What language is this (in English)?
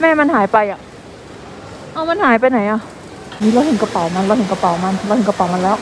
Thai